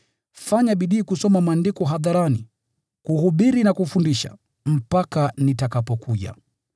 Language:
Swahili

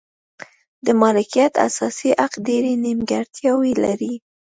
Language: Pashto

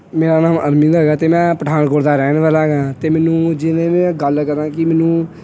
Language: Punjabi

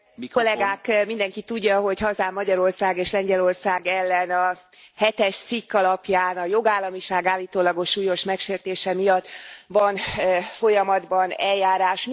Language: Hungarian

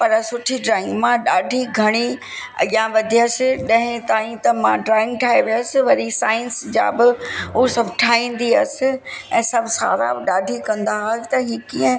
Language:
Sindhi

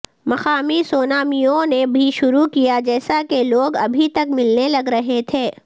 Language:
Urdu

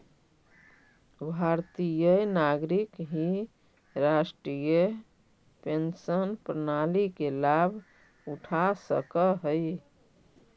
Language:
Magahi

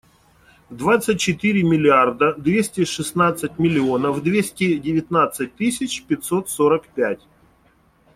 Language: Russian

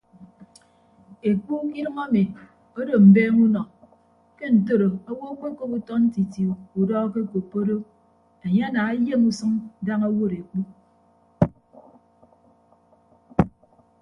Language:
Ibibio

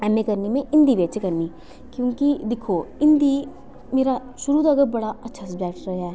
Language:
Dogri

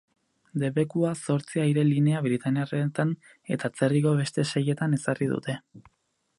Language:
Basque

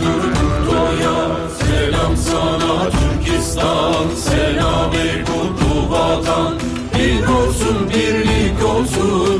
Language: Turkish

